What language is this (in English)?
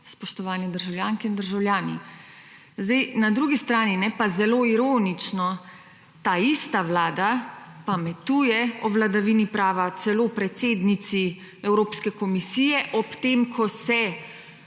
Slovenian